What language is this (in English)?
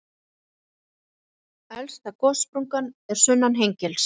Icelandic